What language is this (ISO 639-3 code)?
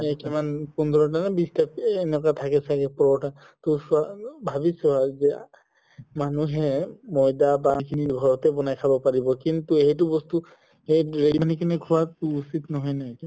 asm